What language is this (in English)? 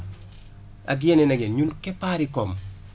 Wolof